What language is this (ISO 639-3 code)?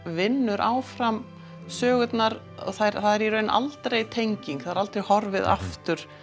isl